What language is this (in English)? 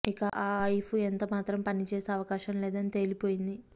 Telugu